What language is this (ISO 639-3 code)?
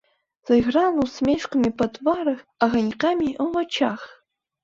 bel